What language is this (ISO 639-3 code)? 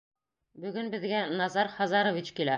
bak